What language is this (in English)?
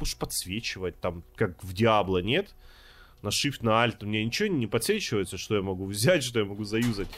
Russian